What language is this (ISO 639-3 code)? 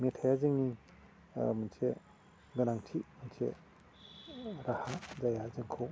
brx